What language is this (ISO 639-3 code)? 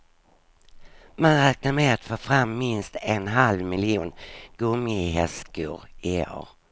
swe